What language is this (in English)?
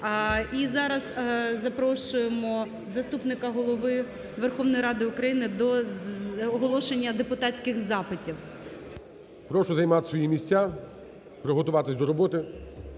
Ukrainian